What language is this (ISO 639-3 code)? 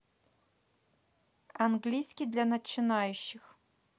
rus